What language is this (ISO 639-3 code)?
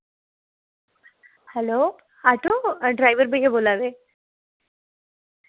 doi